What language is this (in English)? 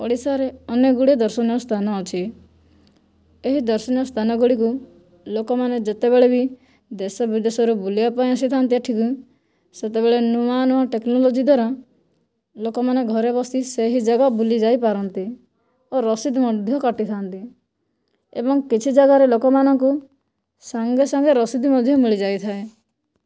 Odia